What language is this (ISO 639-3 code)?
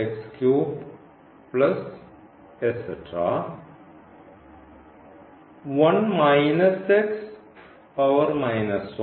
mal